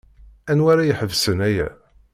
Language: Kabyle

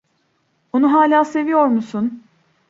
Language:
Turkish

